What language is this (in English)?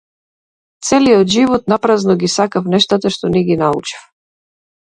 Macedonian